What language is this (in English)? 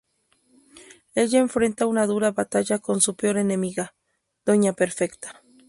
Spanish